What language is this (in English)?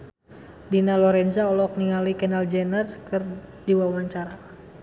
Sundanese